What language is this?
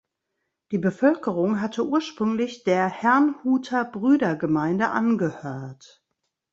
German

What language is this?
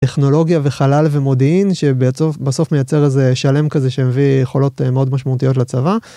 Hebrew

